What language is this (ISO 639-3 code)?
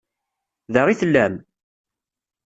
kab